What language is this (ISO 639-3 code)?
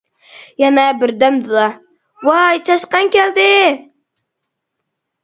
uig